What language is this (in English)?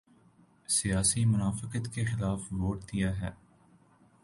Urdu